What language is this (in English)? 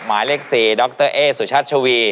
Thai